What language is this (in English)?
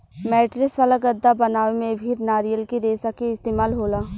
Bhojpuri